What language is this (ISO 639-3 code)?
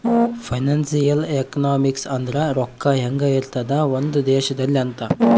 kan